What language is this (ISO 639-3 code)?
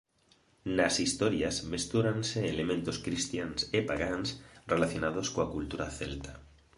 glg